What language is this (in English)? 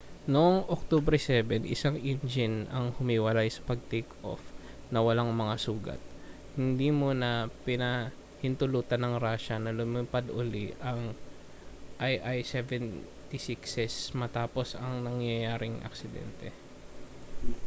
Filipino